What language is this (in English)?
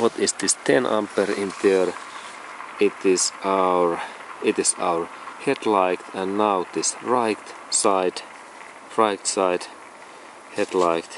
Finnish